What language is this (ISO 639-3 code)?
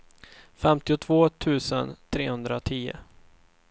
swe